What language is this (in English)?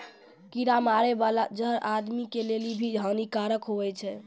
Maithili